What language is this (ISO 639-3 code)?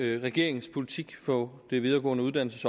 dan